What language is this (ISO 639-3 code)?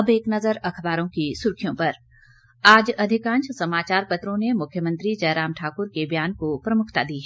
hin